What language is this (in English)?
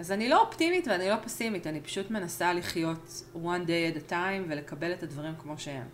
Hebrew